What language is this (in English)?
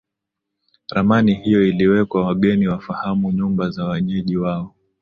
Swahili